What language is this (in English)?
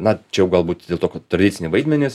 Lithuanian